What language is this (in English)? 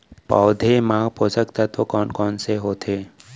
Chhattisgarhi